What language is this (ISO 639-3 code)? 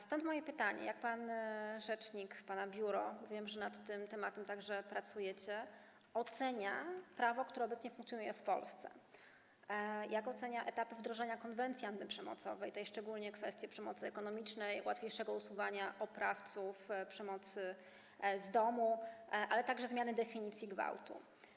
pol